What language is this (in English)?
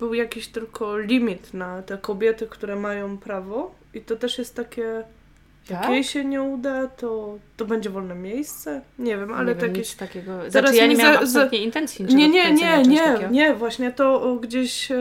Polish